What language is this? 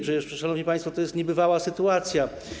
Polish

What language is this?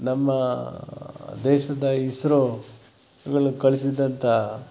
Kannada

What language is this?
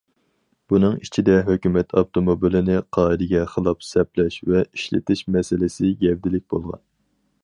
Uyghur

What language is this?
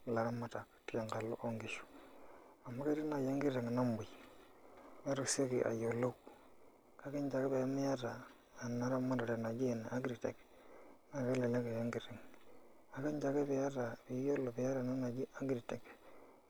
Masai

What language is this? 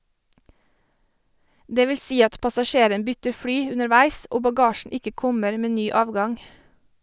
Norwegian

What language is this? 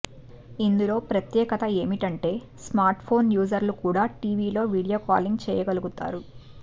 Telugu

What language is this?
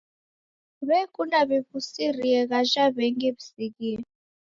Taita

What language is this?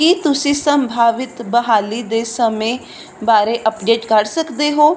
Punjabi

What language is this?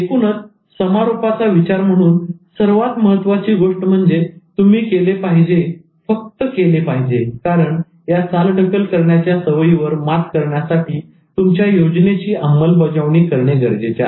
Marathi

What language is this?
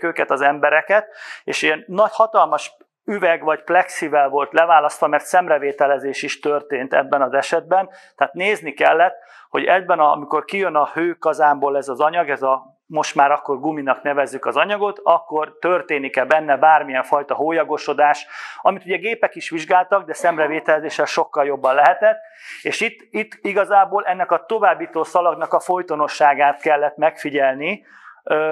Hungarian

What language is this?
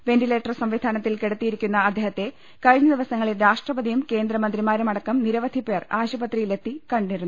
Malayalam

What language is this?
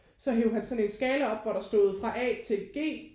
Danish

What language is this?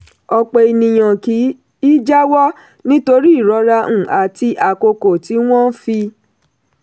Yoruba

